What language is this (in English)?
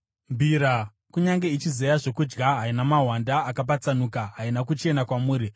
Shona